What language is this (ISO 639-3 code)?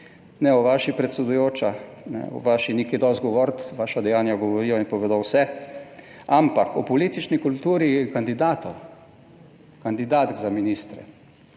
slv